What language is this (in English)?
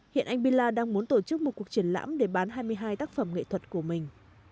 Vietnamese